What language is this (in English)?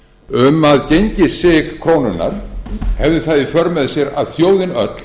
Icelandic